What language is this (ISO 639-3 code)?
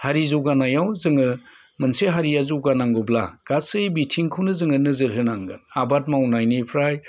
brx